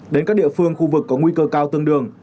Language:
Vietnamese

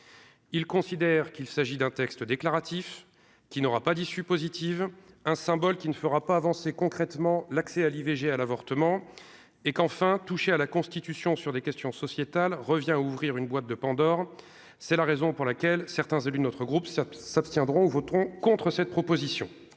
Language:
French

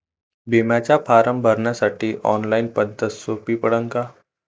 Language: Marathi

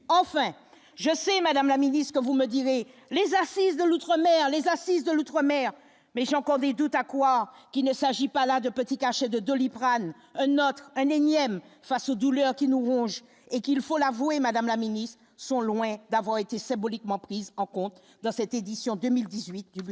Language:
French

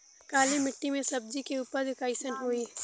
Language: Bhojpuri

